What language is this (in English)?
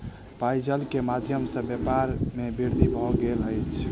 Maithili